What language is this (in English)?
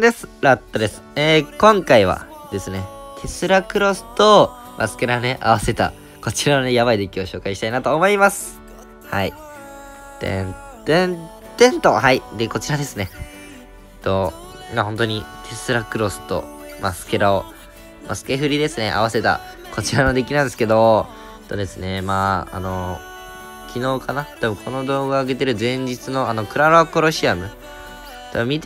Japanese